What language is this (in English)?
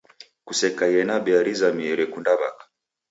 Taita